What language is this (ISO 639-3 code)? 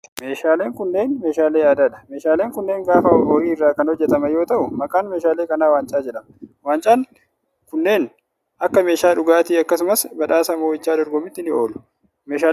orm